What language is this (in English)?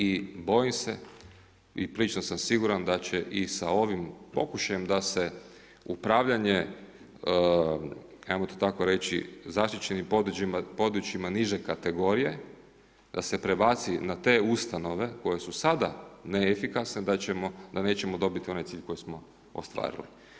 Croatian